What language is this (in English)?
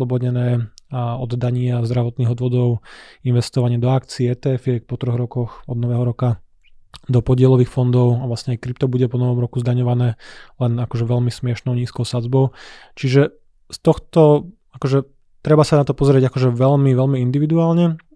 Slovak